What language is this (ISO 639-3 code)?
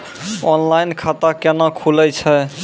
mai